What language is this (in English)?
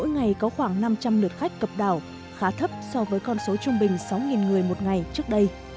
Vietnamese